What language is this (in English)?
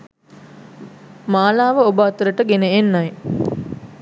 Sinhala